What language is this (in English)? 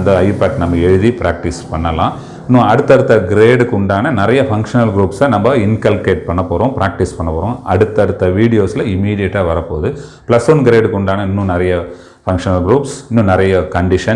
Tamil